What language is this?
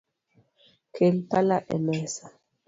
Luo (Kenya and Tanzania)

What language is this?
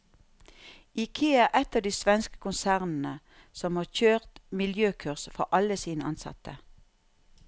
Norwegian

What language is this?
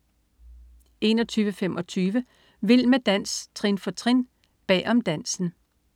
Danish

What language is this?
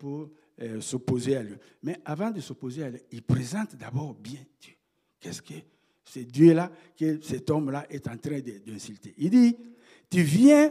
French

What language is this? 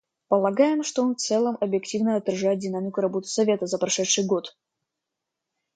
Russian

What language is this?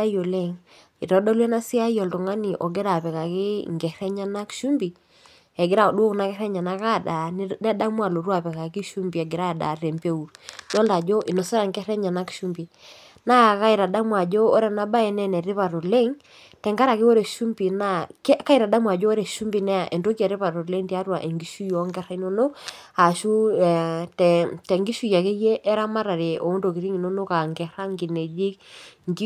Masai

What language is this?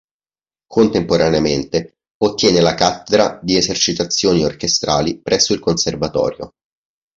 Italian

